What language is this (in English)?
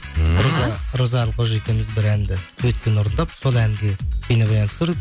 Kazakh